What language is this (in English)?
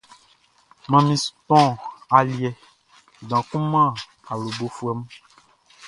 Baoulé